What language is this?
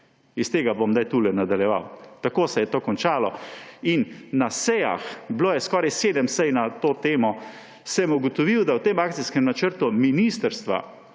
Slovenian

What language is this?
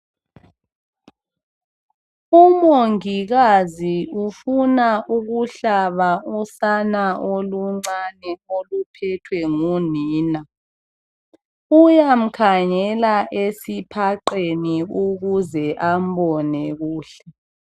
North Ndebele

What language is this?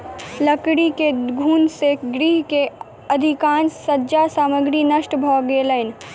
Maithili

